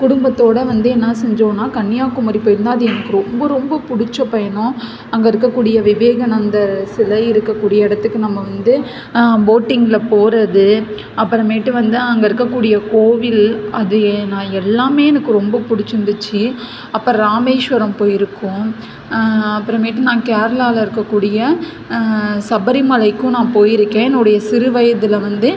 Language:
Tamil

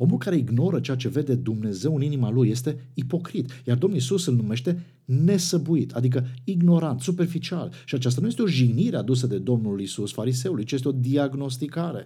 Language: Romanian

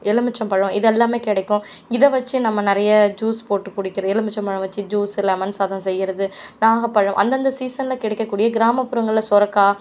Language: Tamil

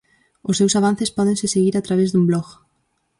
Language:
Galician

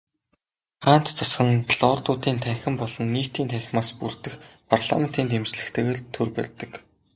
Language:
Mongolian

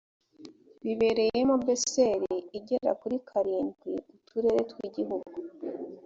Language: Kinyarwanda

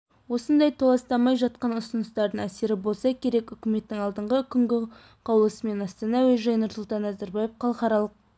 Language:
Kazakh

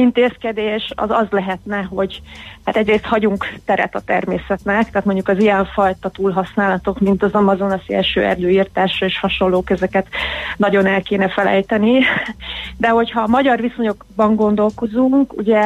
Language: Hungarian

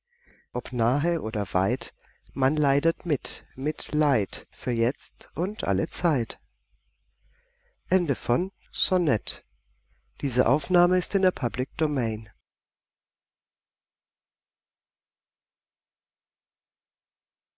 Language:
German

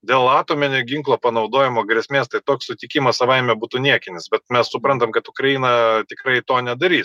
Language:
Lithuanian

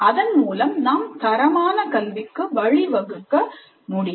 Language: Tamil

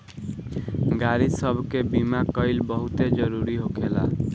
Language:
Bhojpuri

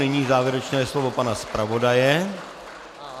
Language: Czech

